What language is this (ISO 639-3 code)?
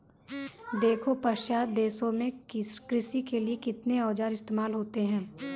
hin